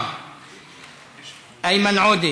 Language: Hebrew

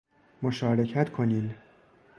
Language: Persian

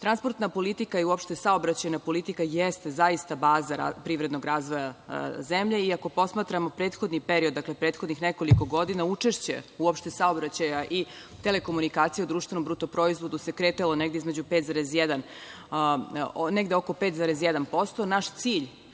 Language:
Serbian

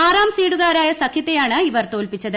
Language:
Malayalam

